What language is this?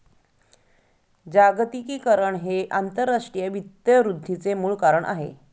Marathi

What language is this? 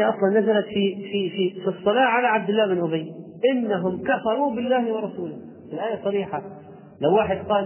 Arabic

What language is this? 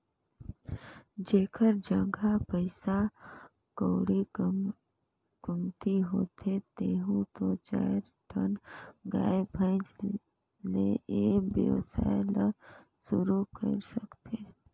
Chhattisgarhi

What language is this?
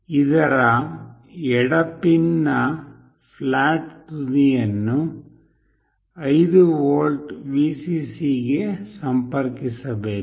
Kannada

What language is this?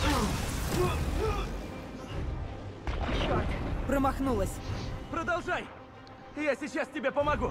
Russian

